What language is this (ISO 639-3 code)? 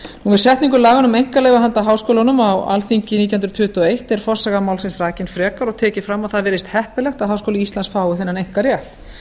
isl